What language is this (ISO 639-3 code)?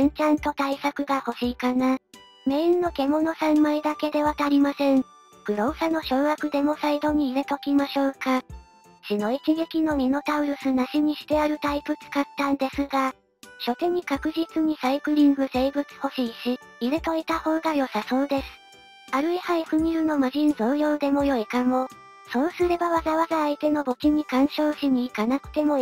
jpn